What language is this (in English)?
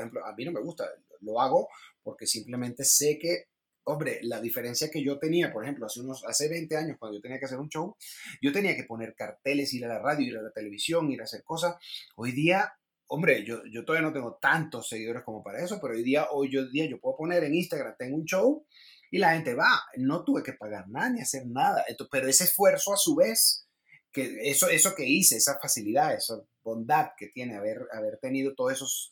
Spanish